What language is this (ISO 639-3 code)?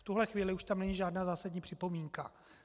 ces